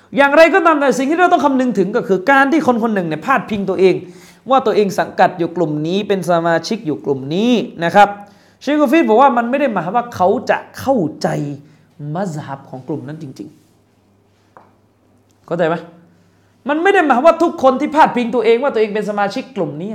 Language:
Thai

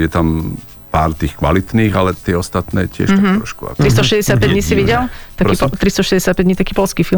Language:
Slovak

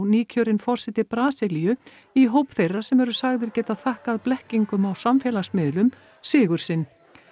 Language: Icelandic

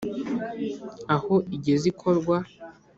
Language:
Kinyarwanda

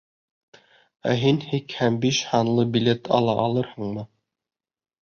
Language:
Bashkir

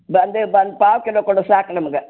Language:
Kannada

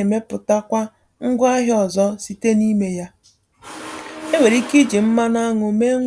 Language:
Igbo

